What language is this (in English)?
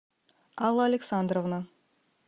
Russian